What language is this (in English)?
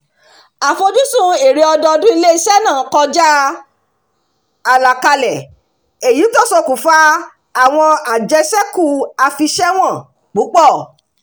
Yoruba